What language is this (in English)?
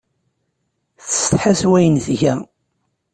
Kabyle